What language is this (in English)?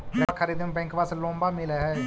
Magahi